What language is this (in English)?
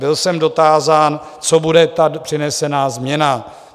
Czech